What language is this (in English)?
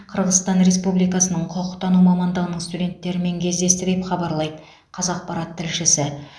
Kazakh